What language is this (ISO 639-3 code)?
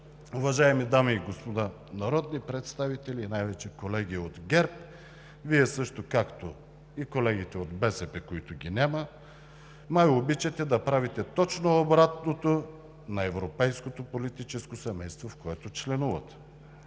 bul